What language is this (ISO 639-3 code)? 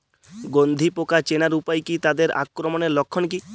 ben